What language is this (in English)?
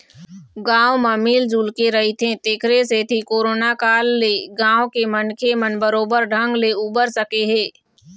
Chhattisgarhi